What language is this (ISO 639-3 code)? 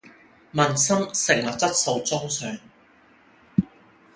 yue